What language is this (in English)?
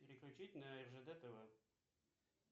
Russian